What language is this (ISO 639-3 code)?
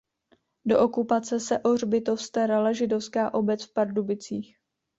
ces